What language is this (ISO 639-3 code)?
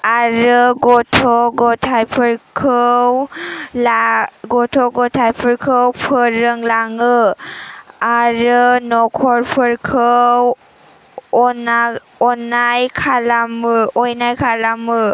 brx